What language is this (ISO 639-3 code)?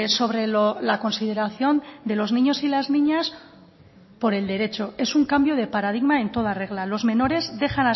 spa